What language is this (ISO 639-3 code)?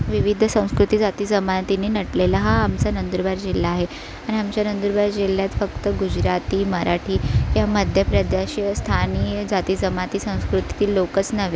mar